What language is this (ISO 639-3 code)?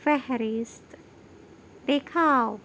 urd